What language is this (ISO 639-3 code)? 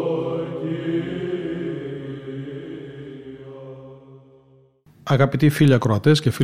ell